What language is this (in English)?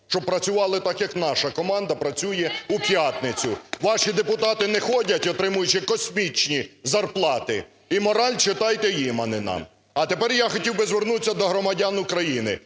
Ukrainian